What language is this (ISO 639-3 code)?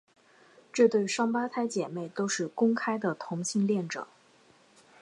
zho